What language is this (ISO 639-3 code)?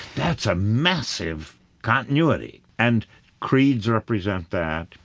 eng